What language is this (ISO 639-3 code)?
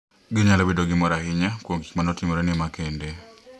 luo